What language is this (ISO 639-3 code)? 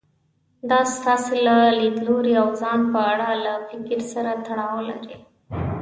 pus